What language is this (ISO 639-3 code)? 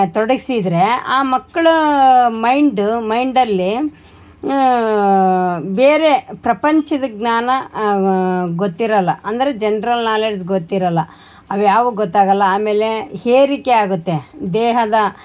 kan